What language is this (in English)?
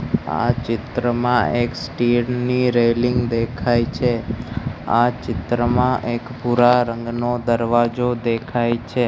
Gujarati